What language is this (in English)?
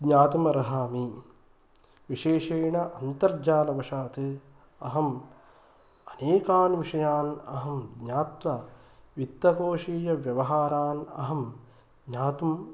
Sanskrit